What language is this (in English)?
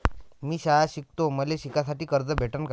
Marathi